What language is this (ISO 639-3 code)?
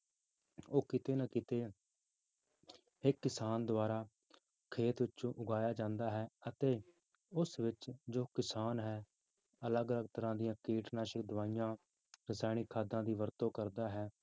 pan